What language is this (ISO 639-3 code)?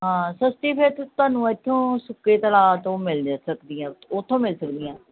pan